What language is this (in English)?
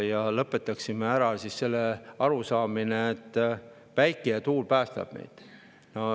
Estonian